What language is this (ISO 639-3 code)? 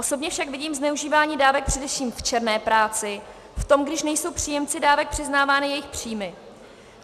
ces